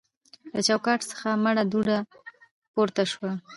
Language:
Pashto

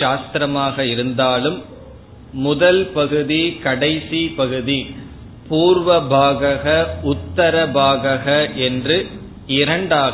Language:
Tamil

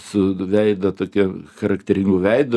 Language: Lithuanian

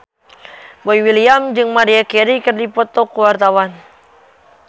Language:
Sundanese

